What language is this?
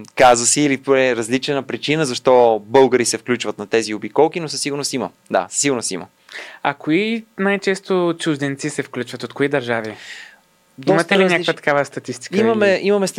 Bulgarian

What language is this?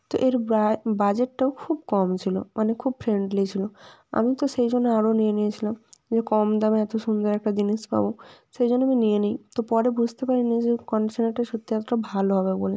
Bangla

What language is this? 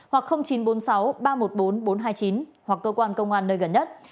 Vietnamese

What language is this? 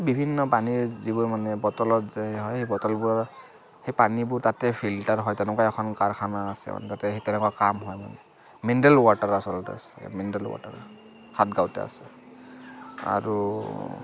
Assamese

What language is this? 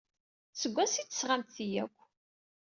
Kabyle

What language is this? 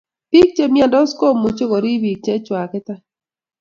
Kalenjin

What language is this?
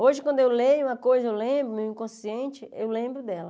Portuguese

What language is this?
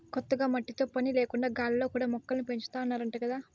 Telugu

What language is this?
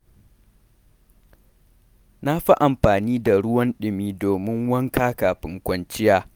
Hausa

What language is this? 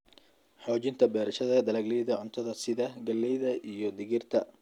Somali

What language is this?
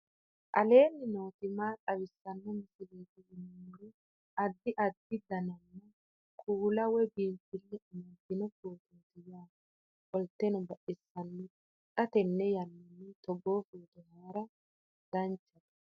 Sidamo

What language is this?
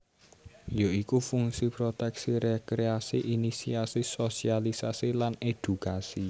Javanese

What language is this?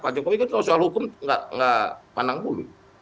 Indonesian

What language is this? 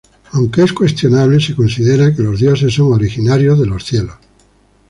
Spanish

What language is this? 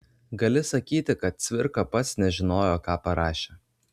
Lithuanian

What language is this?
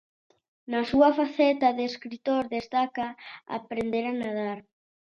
Galician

